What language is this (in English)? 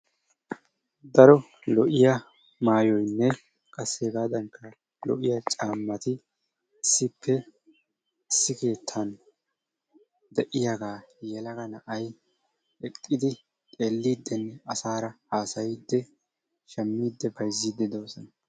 Wolaytta